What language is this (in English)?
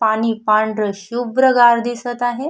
Marathi